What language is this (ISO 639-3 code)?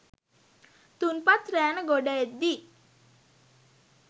sin